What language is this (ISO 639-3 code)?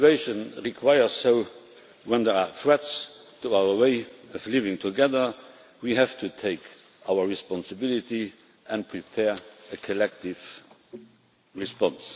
eng